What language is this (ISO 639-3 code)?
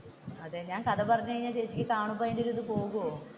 mal